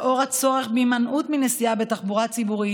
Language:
Hebrew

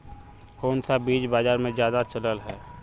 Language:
Magahi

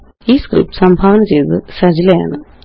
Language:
Malayalam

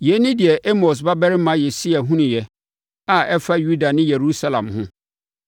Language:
Akan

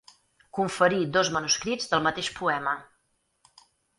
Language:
Catalan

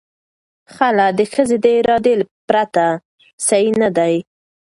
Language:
Pashto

